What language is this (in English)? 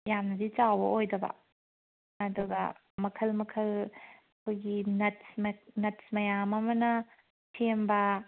Manipuri